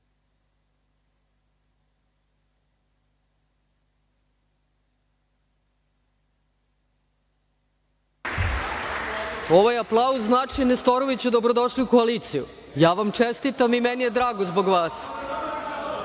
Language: Serbian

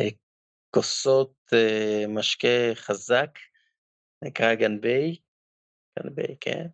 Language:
Hebrew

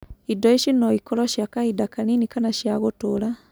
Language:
Kikuyu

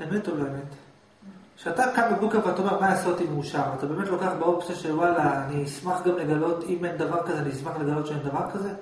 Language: Hebrew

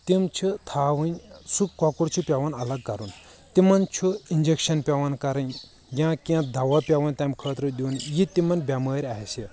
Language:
Kashmiri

